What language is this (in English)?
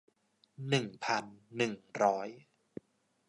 Thai